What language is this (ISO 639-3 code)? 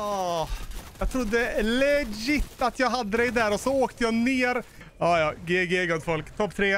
swe